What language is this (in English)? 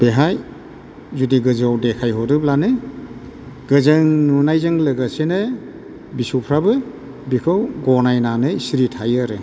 Bodo